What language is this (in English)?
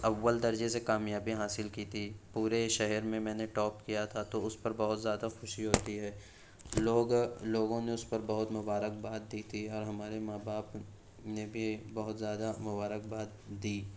Urdu